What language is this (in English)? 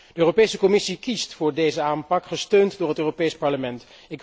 Dutch